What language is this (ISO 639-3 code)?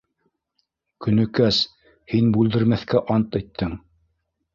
bak